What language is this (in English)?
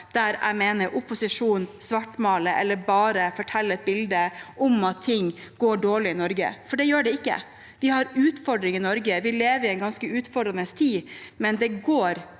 Norwegian